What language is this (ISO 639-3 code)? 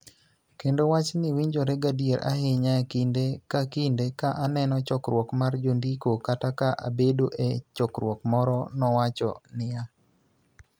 luo